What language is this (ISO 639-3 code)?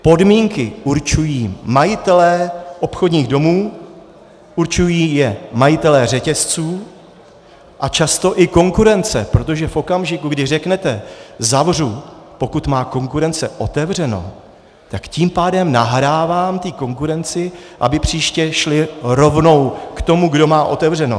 ces